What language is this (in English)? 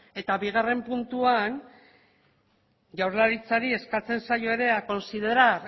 Basque